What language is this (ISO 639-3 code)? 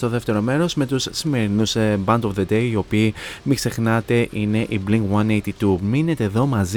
ell